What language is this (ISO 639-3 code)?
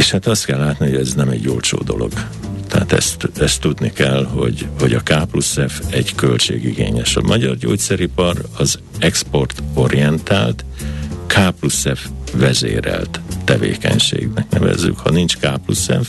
hun